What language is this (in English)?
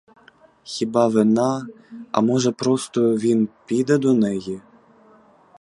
Ukrainian